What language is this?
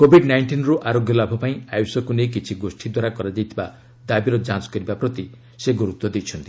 Odia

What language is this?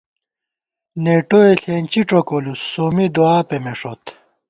Gawar-Bati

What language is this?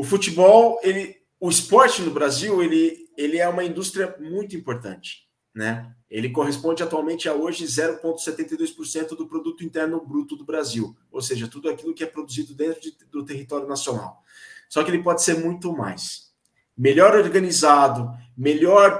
Portuguese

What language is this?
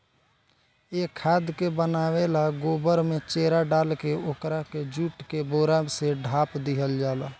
Bhojpuri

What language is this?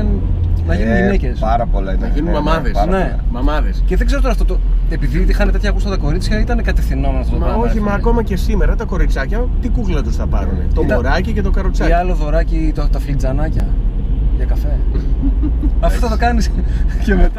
Greek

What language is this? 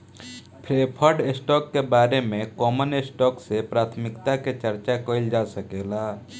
Bhojpuri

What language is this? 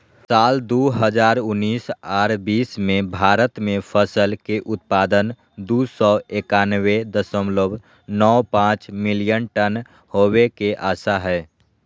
Magahi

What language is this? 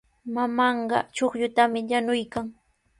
Sihuas Ancash Quechua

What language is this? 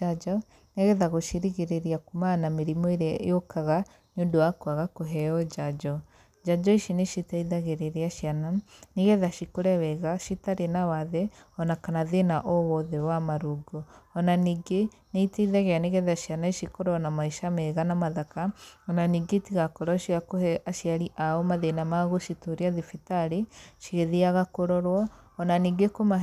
Kikuyu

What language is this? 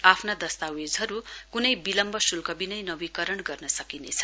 Nepali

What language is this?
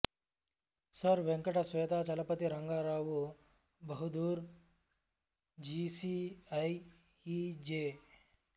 Telugu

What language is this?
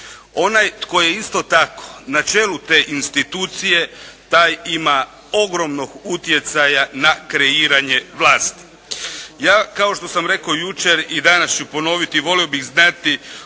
Croatian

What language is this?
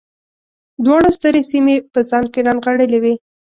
Pashto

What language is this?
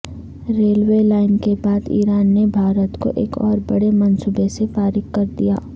Urdu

